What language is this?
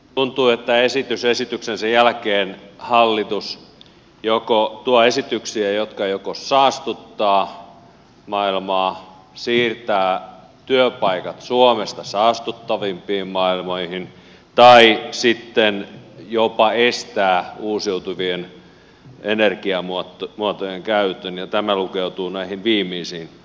Finnish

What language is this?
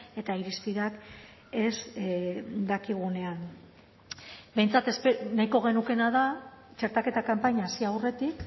Basque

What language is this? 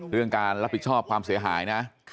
Thai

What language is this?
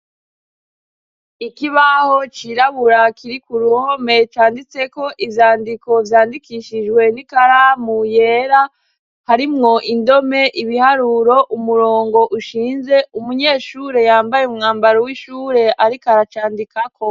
Rundi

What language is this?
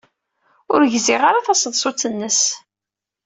Kabyle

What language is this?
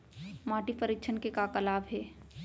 Chhattisgarhi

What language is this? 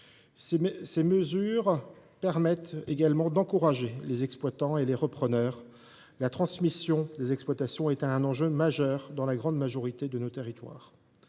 French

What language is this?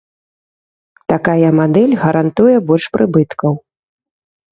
Belarusian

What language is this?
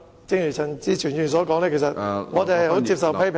Cantonese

